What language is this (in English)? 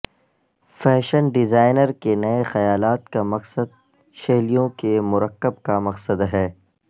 Urdu